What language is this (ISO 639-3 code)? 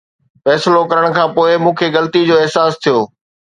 snd